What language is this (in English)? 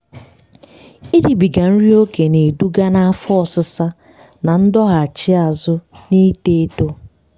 Igbo